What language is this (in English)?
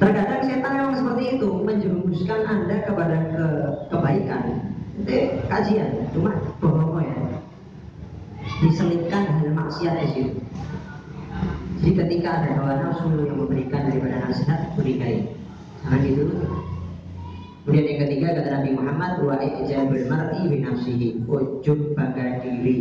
Indonesian